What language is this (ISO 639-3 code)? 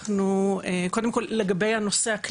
heb